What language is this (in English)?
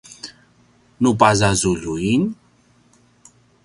Paiwan